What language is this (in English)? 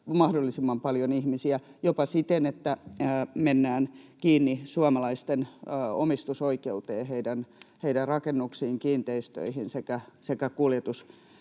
Finnish